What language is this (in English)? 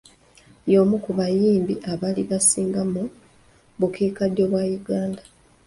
Ganda